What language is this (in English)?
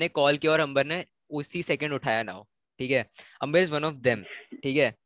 Hindi